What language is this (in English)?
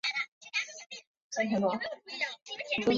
Chinese